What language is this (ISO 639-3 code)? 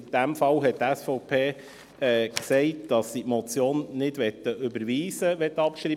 gsw